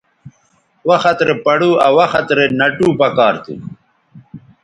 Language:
Bateri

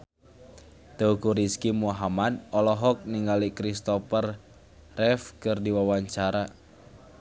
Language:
Sundanese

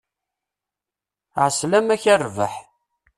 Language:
Kabyle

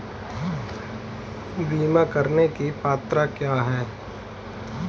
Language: Hindi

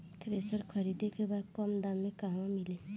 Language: Bhojpuri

